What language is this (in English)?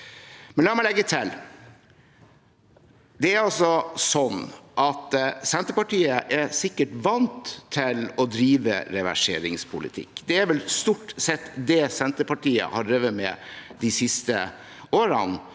Norwegian